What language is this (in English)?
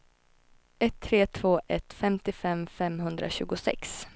Swedish